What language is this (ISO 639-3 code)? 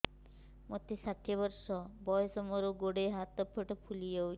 ori